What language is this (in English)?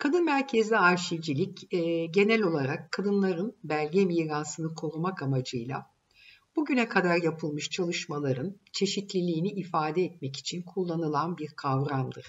Turkish